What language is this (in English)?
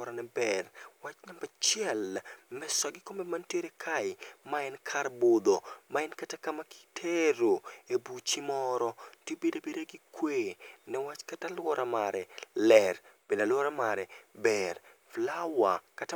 Luo (Kenya and Tanzania)